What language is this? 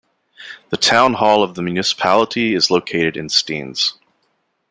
English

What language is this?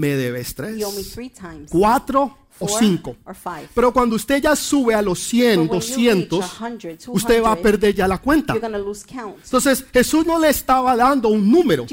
Spanish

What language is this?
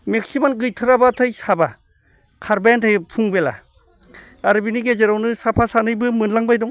Bodo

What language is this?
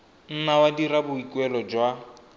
Tswana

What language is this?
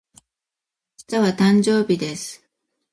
Japanese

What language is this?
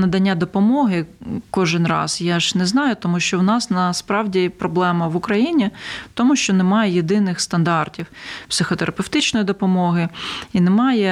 Ukrainian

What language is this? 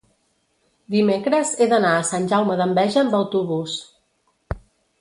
Catalan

